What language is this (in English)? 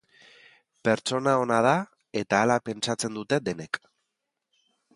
Basque